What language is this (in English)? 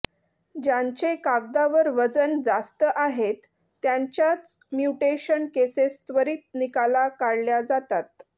Marathi